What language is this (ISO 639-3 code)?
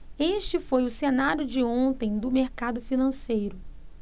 por